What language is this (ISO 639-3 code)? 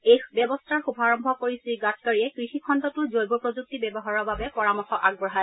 asm